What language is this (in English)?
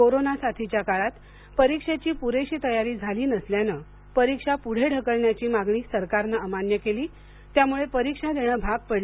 Marathi